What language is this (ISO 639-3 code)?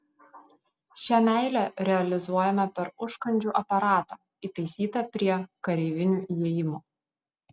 lit